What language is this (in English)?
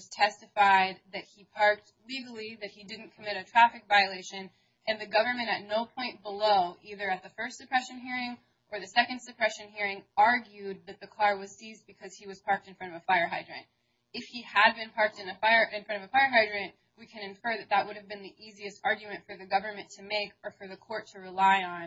English